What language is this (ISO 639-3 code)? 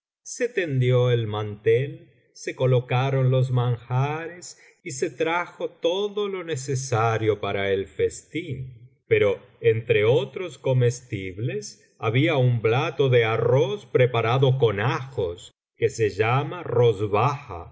spa